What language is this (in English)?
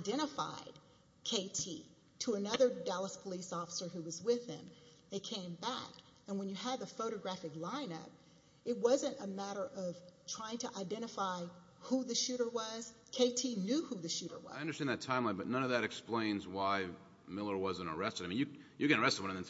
English